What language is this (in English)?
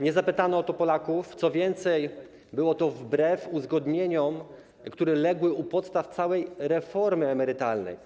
Polish